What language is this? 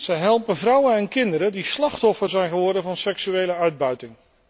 Dutch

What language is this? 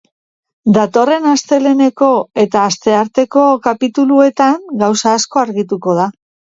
Basque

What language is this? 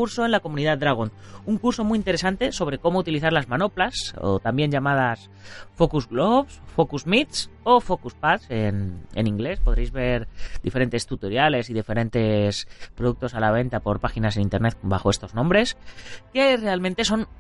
Spanish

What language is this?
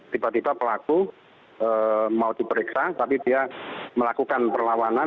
Indonesian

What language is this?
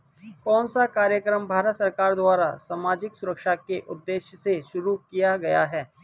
Hindi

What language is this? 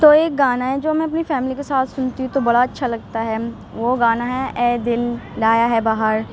Urdu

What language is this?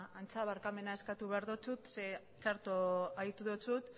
Basque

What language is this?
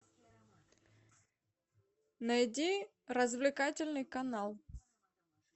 Russian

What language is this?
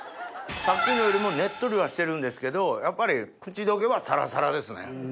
Japanese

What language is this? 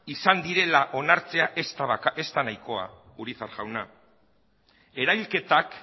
Basque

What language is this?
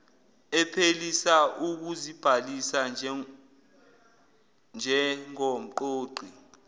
Zulu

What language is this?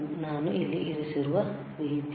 Kannada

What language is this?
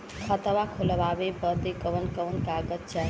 Bhojpuri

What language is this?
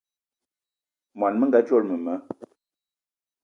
Eton (Cameroon)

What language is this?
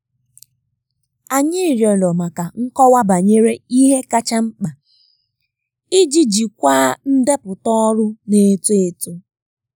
Igbo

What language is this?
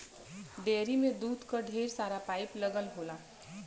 Bhojpuri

